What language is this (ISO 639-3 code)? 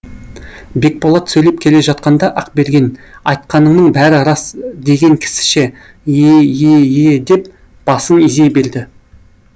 kaz